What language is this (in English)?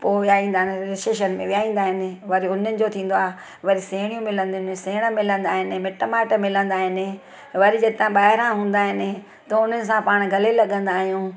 Sindhi